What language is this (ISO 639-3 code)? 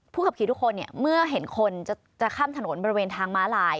tha